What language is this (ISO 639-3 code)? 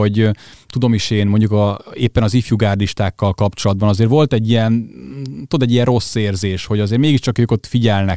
hun